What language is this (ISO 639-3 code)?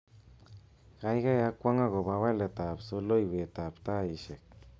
kln